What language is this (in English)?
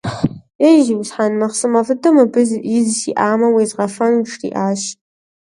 Kabardian